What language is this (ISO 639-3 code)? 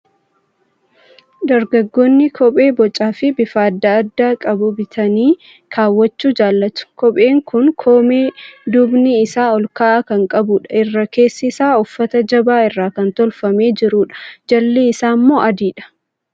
orm